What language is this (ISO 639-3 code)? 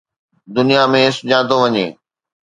snd